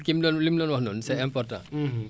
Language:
Wolof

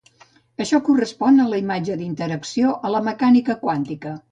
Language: Catalan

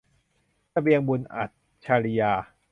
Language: Thai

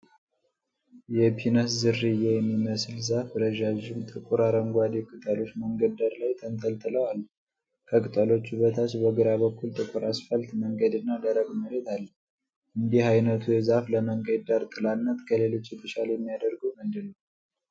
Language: Amharic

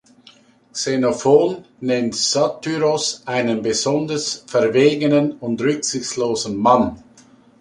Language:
German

